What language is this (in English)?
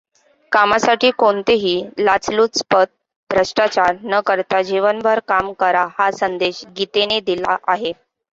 Marathi